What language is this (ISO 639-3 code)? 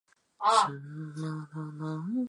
zho